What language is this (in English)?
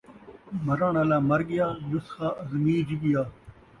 Saraiki